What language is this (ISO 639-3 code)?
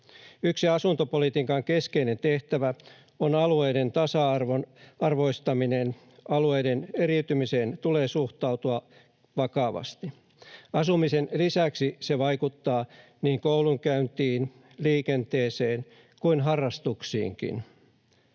fin